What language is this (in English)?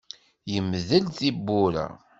Kabyle